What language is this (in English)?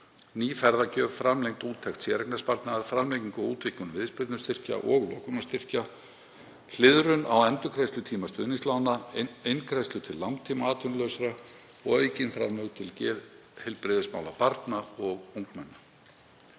Icelandic